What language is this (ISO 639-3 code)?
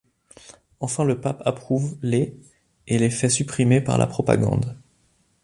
fra